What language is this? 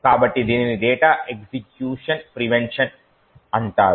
Telugu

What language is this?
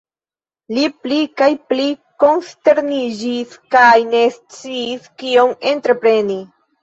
Esperanto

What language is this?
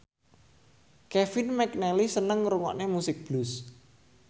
Javanese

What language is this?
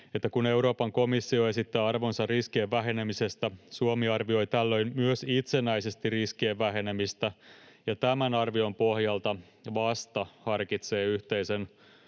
Finnish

